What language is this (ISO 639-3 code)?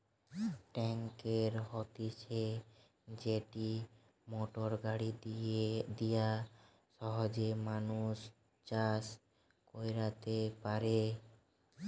ben